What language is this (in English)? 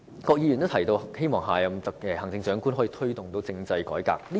Cantonese